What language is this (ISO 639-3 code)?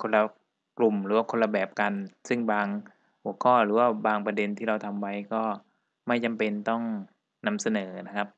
tha